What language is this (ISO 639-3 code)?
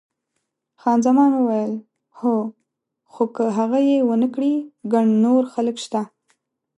pus